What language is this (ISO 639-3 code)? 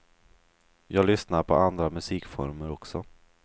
swe